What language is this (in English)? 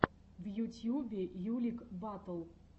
Russian